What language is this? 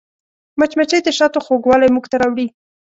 Pashto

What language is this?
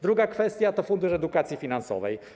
Polish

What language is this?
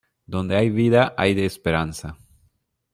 Spanish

